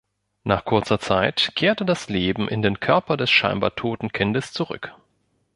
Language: German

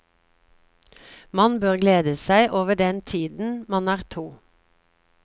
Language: Norwegian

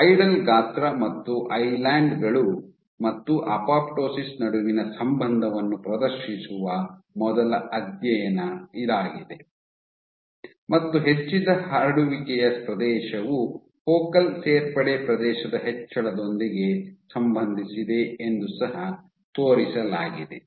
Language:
Kannada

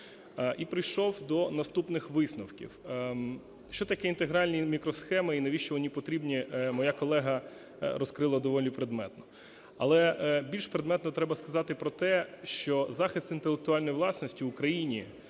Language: Ukrainian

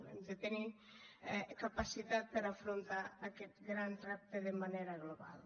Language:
Catalan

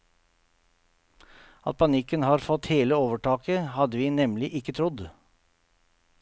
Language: Norwegian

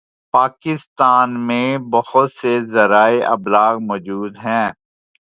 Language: Urdu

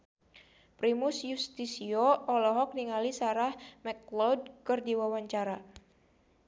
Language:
Sundanese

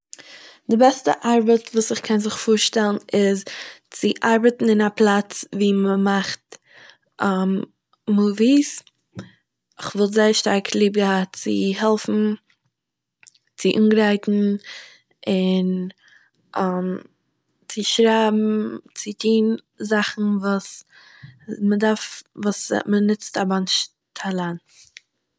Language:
Yiddish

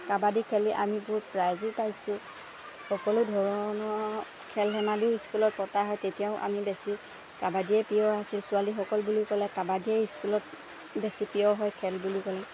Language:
Assamese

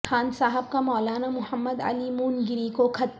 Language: Urdu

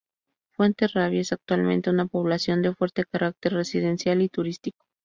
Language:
Spanish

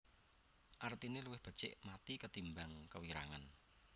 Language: Javanese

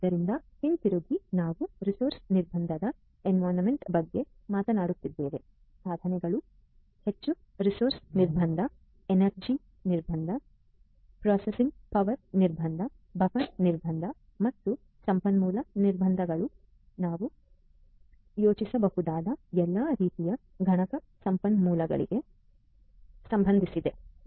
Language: Kannada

